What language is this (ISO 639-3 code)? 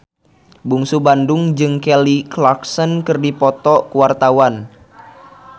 sun